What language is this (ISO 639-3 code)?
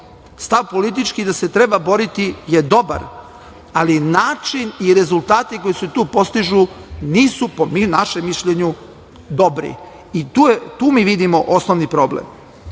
srp